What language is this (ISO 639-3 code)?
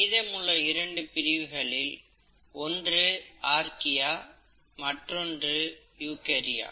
tam